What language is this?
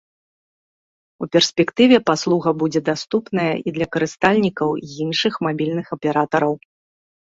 Belarusian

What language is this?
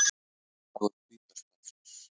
Icelandic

